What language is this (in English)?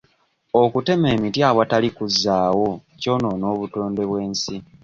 Ganda